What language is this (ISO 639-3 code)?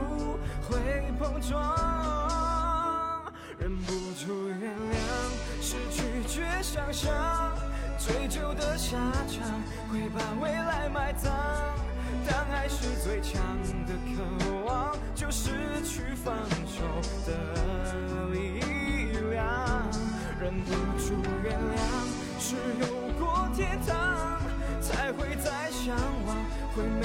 zho